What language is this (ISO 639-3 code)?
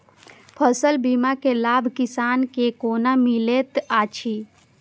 mai